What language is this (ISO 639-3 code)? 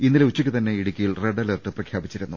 mal